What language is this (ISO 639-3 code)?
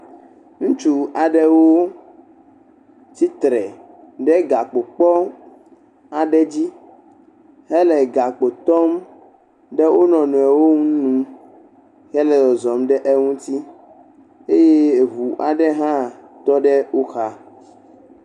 ewe